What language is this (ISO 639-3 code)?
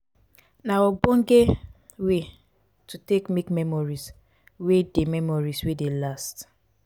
pcm